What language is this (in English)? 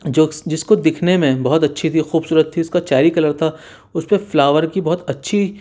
Urdu